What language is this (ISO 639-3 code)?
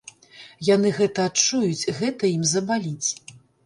bel